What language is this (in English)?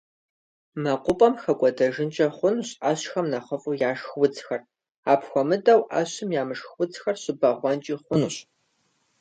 Kabardian